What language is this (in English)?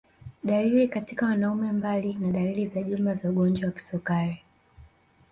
Swahili